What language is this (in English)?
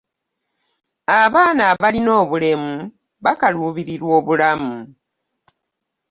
Ganda